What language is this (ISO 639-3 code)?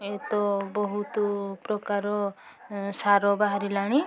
ori